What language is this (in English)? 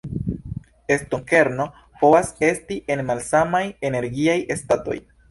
Esperanto